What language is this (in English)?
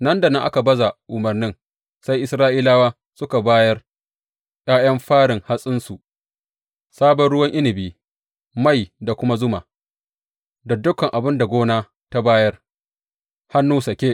Hausa